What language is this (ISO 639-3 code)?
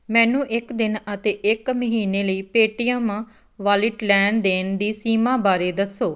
pan